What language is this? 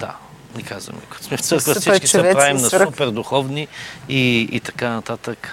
Bulgarian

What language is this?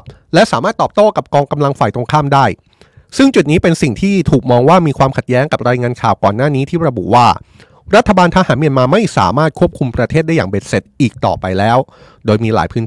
Thai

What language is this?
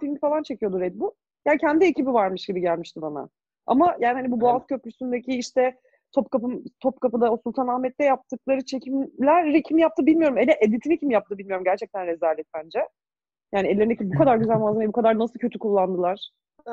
Turkish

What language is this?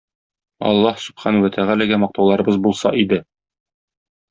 Tatar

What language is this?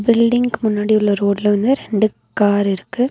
Tamil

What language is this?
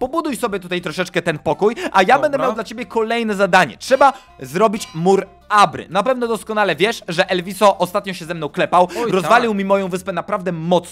Polish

